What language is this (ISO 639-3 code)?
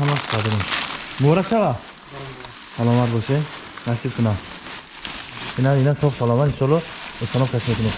tur